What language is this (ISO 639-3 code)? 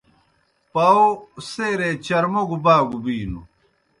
plk